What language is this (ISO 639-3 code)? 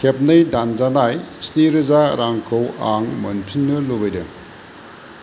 brx